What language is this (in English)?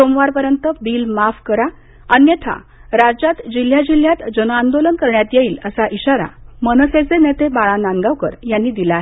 Marathi